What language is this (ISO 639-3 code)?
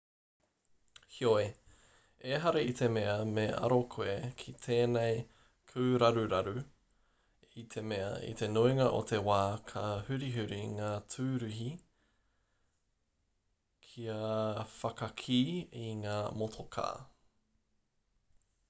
mri